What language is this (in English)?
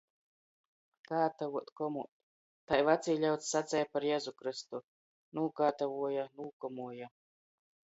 Latgalian